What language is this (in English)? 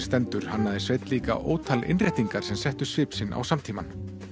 Icelandic